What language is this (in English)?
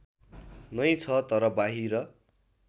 Nepali